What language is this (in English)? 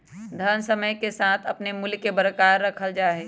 Magahi